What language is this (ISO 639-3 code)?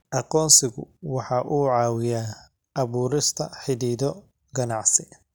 som